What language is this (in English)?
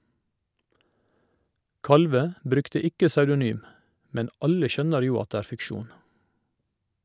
Norwegian